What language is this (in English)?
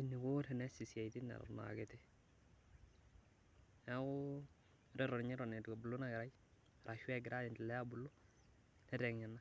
Masai